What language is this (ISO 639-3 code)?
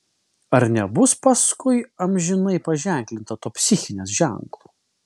lit